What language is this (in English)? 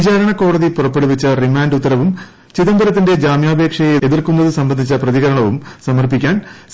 Malayalam